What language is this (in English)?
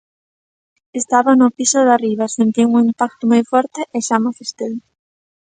Galician